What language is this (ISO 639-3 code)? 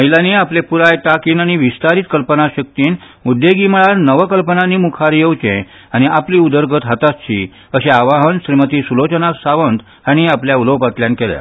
kok